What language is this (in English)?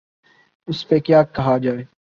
Urdu